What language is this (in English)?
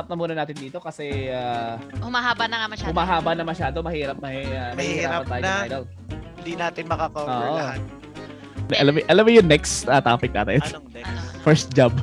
Filipino